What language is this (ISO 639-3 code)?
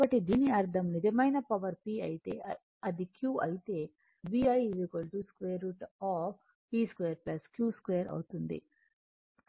tel